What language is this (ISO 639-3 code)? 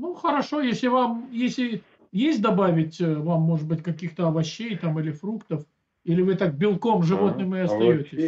rus